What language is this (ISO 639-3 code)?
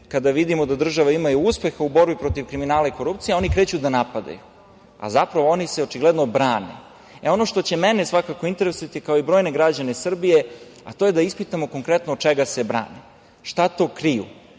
srp